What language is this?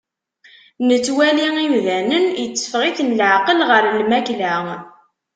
Kabyle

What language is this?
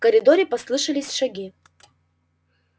Russian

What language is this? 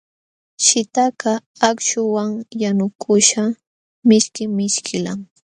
Jauja Wanca Quechua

